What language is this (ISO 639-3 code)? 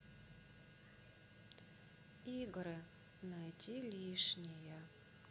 rus